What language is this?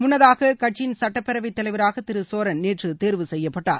Tamil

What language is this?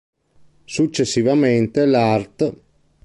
Italian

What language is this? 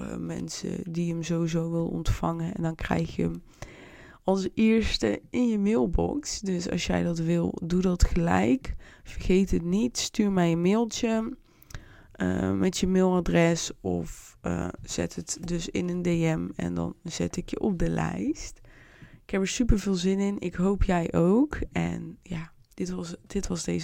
Dutch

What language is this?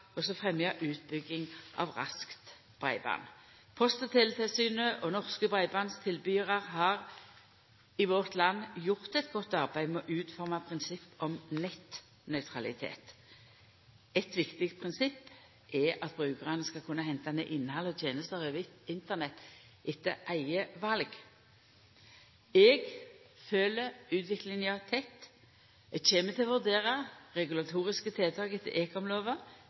Norwegian Nynorsk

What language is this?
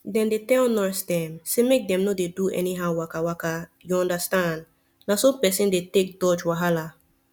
Nigerian Pidgin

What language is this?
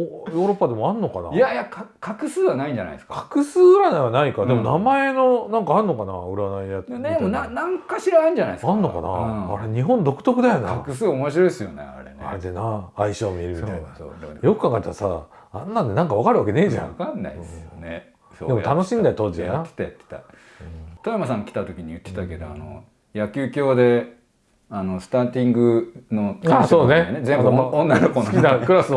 Japanese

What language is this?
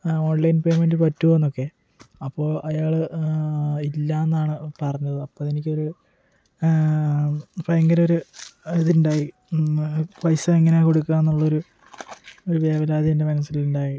Malayalam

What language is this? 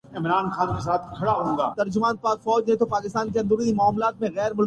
Urdu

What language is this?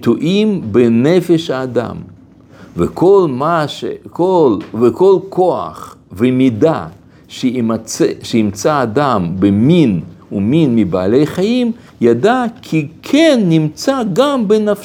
Hebrew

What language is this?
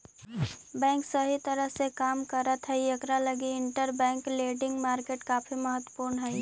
Magahi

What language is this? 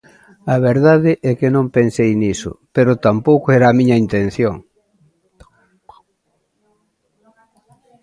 Galician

